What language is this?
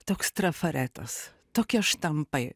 Lithuanian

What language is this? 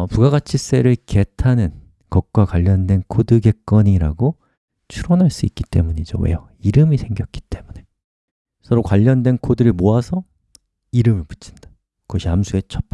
Korean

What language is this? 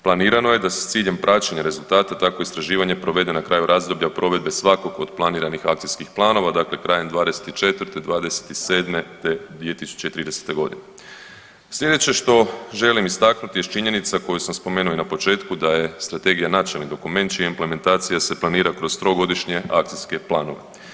Croatian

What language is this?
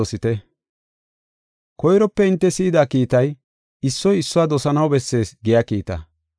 Gofa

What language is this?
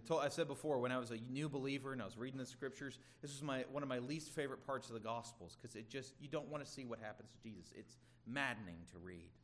English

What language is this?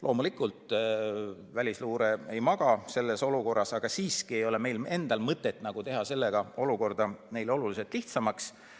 Estonian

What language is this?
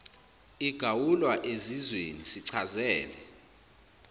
Zulu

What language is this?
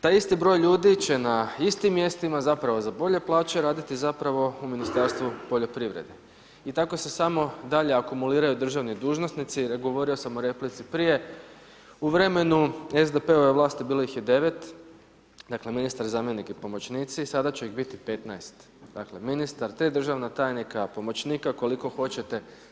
Croatian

